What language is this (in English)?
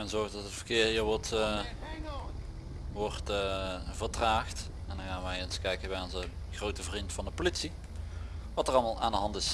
Dutch